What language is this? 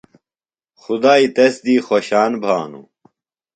Phalura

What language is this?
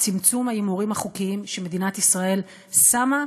Hebrew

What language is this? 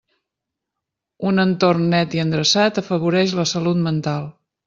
Catalan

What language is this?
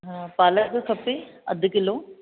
Sindhi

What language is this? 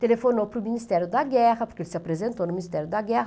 Portuguese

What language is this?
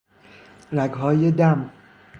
Persian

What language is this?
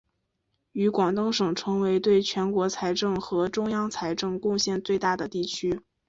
Chinese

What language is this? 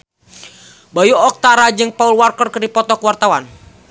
Sundanese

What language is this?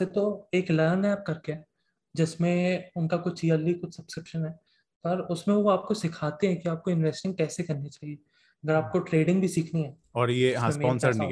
Hindi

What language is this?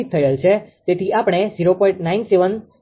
Gujarati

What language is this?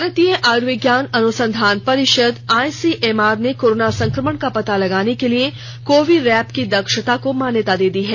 Hindi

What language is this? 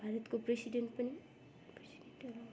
Nepali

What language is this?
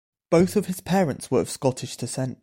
English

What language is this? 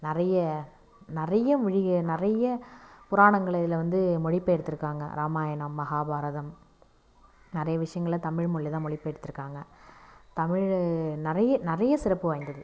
Tamil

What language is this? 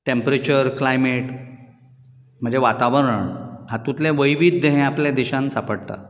Konkani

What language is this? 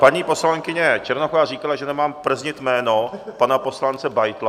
Czech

